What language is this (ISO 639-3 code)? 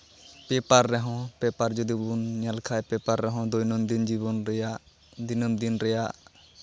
sat